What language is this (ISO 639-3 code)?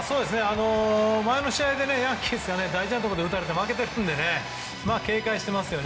jpn